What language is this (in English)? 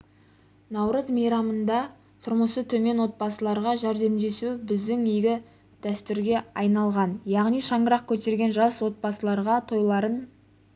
Kazakh